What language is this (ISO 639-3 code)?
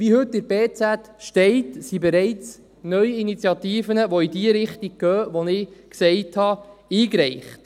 gsw